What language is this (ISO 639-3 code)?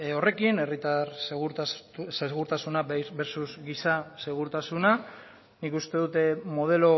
eus